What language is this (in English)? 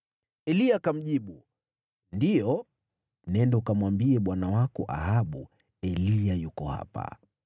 Swahili